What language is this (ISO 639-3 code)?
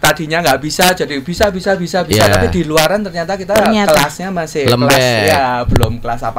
ind